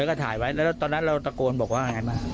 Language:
Thai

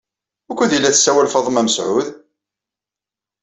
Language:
Kabyle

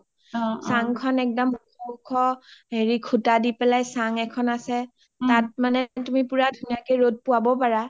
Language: Assamese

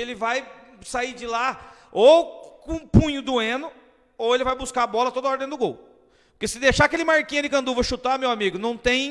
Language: Portuguese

